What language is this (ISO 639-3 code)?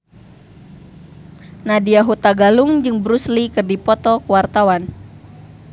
sun